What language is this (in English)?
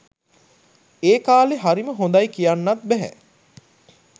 Sinhala